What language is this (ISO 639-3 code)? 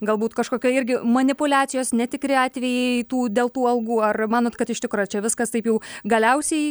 lit